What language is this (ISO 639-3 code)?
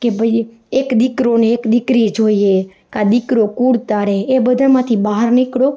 guj